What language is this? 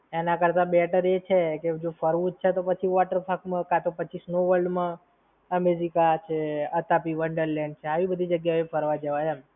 Gujarati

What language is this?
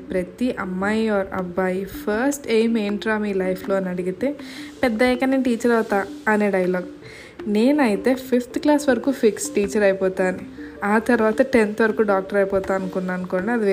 Telugu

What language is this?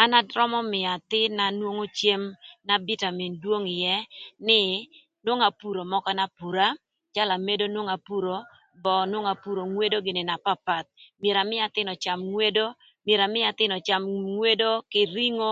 Thur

